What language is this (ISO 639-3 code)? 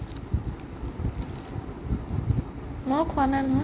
asm